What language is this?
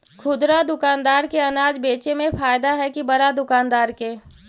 Magahi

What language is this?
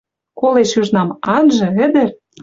Western Mari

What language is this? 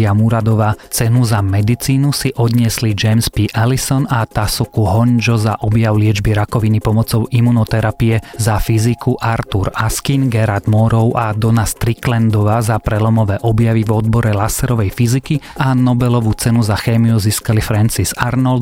Slovak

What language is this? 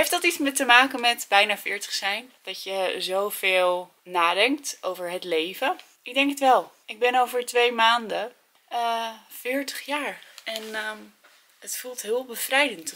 Dutch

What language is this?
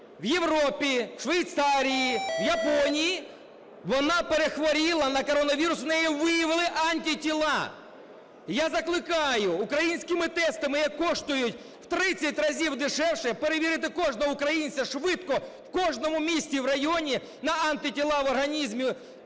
Ukrainian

